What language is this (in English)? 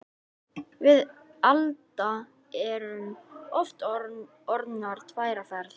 Icelandic